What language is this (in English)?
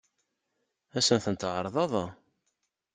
Kabyle